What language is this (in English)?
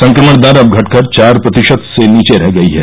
Hindi